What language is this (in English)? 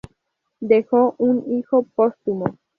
Spanish